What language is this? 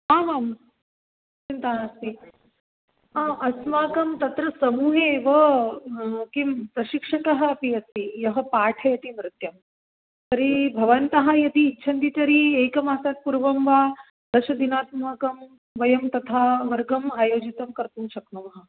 Sanskrit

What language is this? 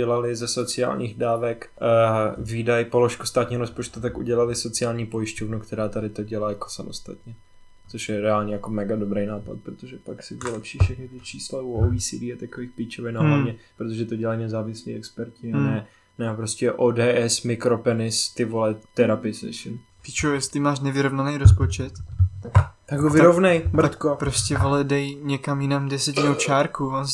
Czech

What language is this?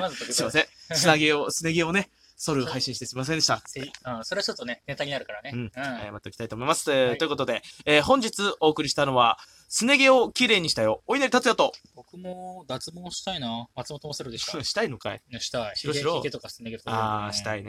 Japanese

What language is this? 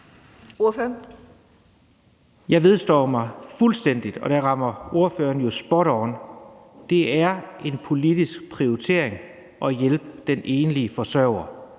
Danish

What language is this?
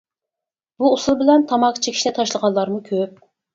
Uyghur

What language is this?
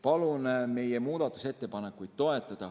Estonian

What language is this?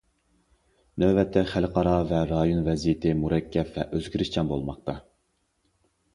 Uyghur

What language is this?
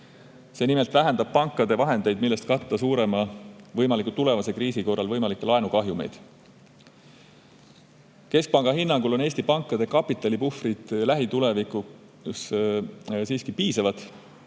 Estonian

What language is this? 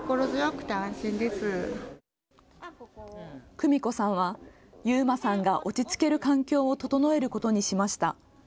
Japanese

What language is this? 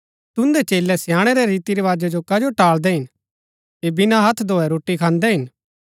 Gaddi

